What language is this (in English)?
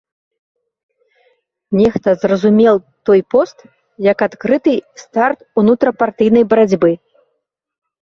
Belarusian